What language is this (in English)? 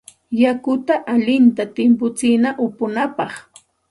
Santa Ana de Tusi Pasco Quechua